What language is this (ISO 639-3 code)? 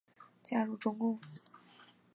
zho